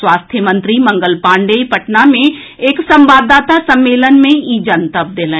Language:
Maithili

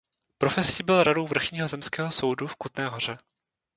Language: Czech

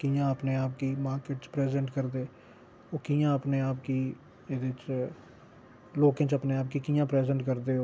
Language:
Dogri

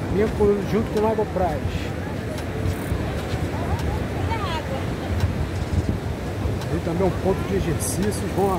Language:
Portuguese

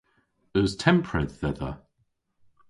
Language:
Cornish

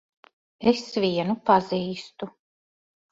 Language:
Latvian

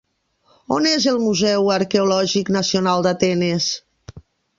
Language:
Catalan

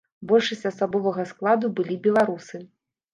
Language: Belarusian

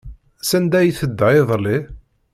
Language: Kabyle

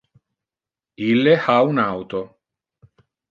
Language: Interlingua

